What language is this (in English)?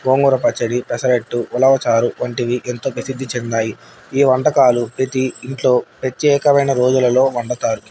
Telugu